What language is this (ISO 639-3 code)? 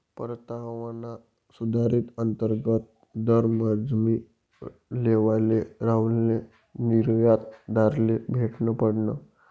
mar